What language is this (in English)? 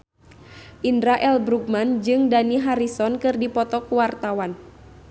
Sundanese